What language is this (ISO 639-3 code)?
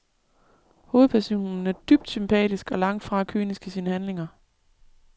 dan